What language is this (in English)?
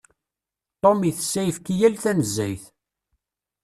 Kabyle